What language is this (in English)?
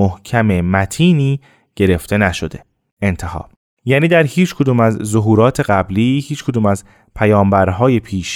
Persian